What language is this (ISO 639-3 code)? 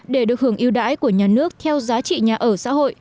vie